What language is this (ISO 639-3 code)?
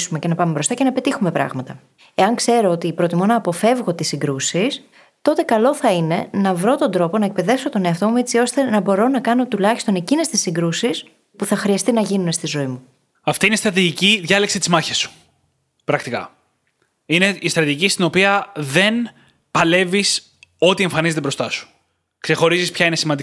ell